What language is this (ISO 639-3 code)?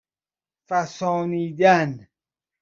fas